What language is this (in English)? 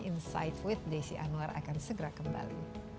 Indonesian